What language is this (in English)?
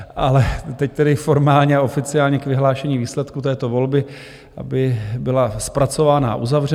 Czech